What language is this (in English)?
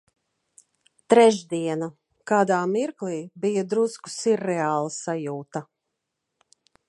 Latvian